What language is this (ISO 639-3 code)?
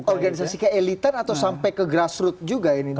ind